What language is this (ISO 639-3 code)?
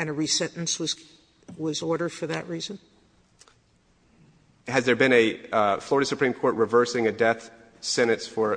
eng